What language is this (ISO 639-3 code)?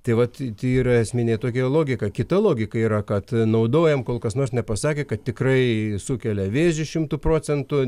lit